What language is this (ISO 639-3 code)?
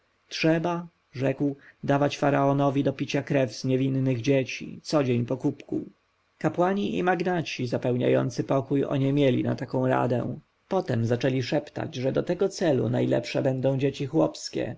pol